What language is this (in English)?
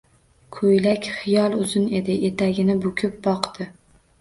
Uzbek